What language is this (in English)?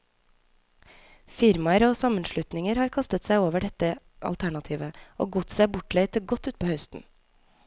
Norwegian